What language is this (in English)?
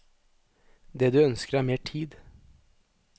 Norwegian